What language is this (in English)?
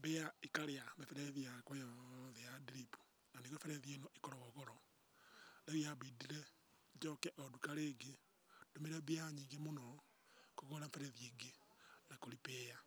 Kikuyu